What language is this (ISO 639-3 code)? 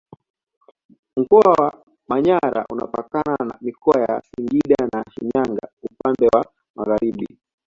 swa